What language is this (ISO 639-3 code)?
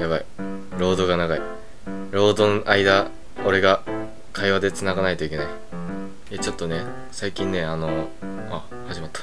jpn